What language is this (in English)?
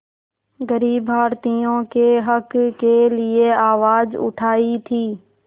Hindi